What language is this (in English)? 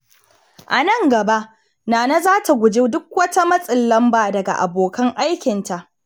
Hausa